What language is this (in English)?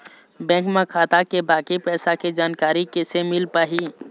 Chhattisgarhi